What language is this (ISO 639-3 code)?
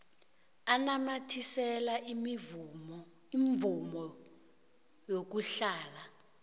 nbl